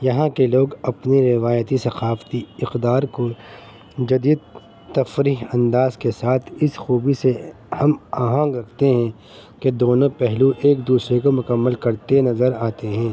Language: Urdu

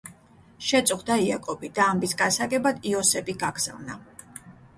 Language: Georgian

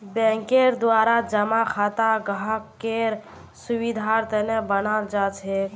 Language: Magahi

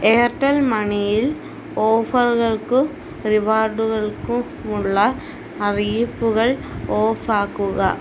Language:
Malayalam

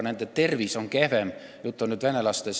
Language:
Estonian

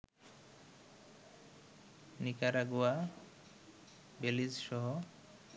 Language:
Bangla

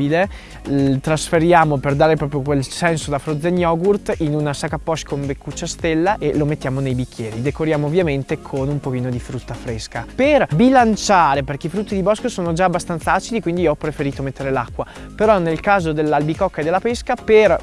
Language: Italian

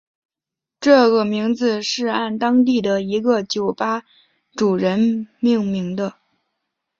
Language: Chinese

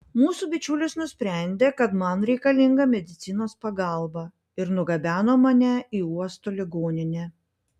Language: Lithuanian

